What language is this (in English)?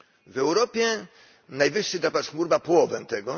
Polish